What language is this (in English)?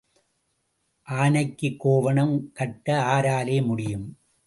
Tamil